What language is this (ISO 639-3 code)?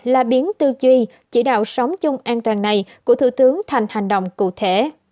vie